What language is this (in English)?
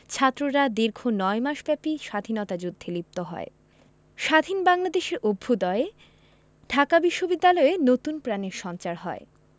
Bangla